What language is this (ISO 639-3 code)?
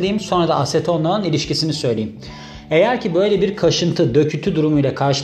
tur